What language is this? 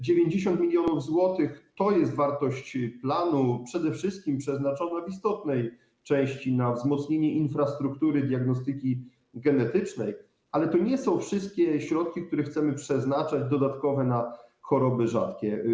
Polish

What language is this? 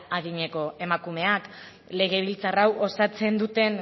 Basque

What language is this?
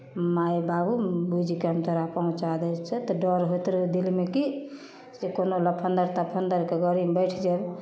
Maithili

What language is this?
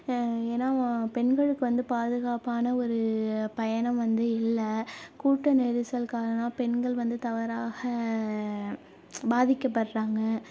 Tamil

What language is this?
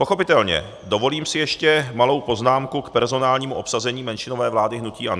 Czech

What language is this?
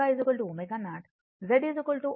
Telugu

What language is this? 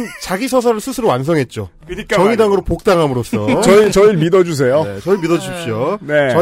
Korean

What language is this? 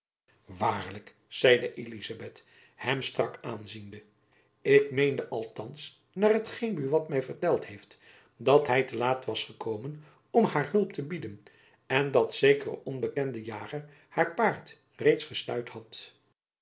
Dutch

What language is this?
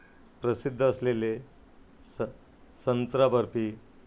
Marathi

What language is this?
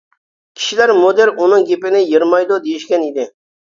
Uyghur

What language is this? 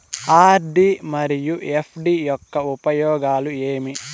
Telugu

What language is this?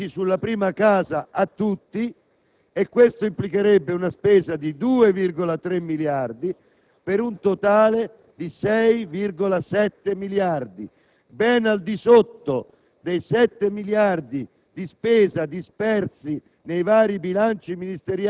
Italian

